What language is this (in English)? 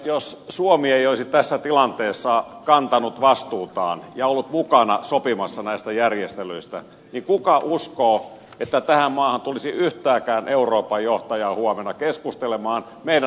Finnish